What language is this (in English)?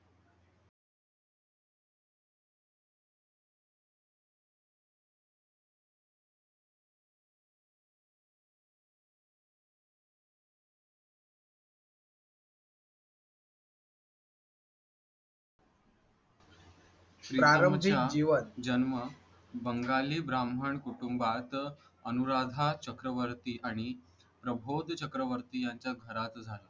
Marathi